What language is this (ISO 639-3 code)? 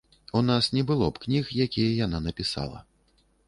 bel